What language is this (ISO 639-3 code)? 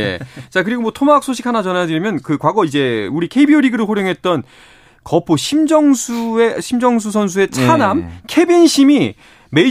kor